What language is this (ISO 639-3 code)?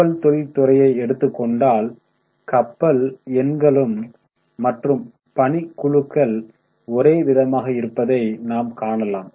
tam